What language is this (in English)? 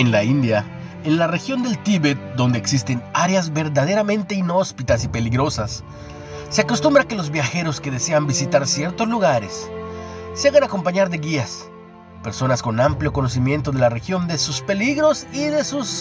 Spanish